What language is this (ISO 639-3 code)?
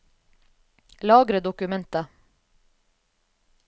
nor